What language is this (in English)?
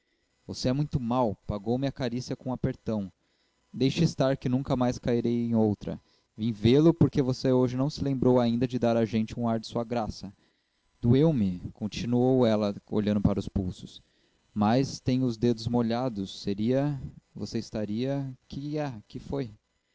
Portuguese